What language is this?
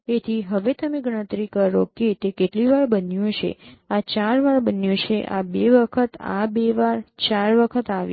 Gujarati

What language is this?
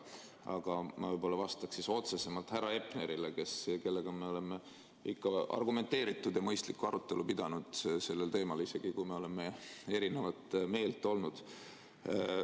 Estonian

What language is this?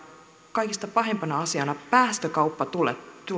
Finnish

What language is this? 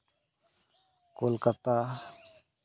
Santali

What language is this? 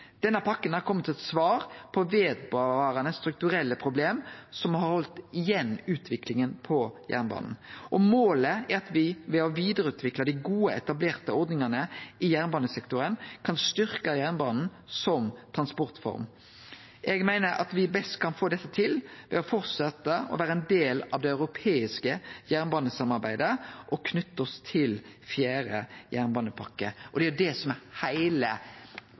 Norwegian Nynorsk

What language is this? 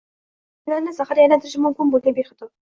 Uzbek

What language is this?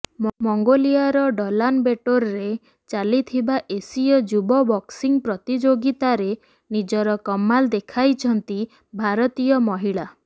Odia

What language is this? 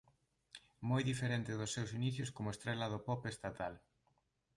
Galician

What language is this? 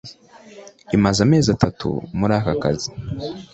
Kinyarwanda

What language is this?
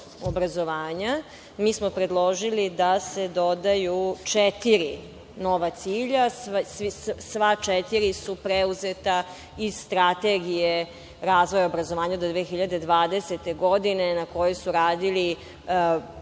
Serbian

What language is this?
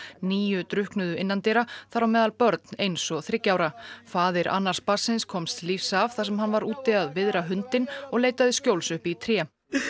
Icelandic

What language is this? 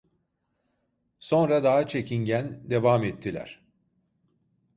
Turkish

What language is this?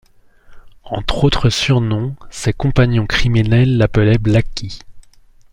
French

